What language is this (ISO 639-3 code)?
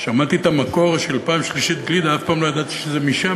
heb